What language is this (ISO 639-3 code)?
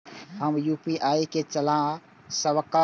mai